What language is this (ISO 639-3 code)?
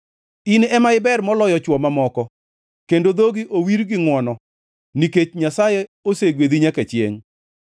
luo